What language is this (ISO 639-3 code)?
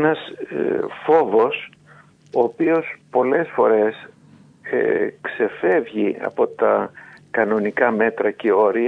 ell